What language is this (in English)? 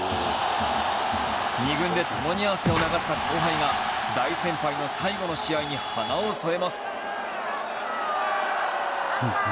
Japanese